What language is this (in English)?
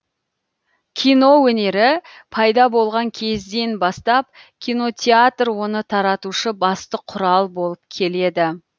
Kazakh